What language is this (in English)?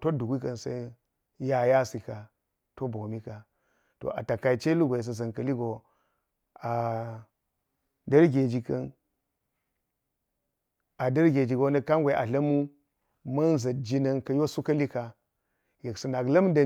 Geji